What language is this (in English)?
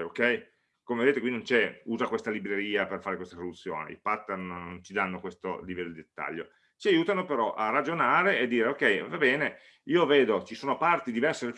Italian